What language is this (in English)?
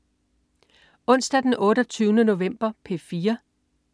Danish